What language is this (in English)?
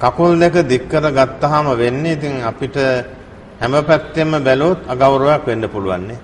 Turkish